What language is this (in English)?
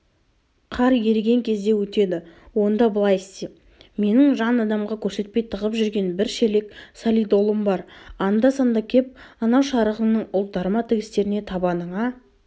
Kazakh